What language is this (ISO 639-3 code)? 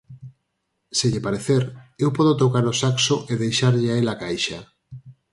glg